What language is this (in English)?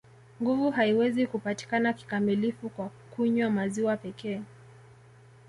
Swahili